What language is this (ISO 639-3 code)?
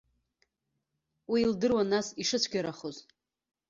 abk